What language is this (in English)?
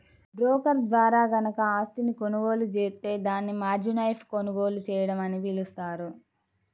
Telugu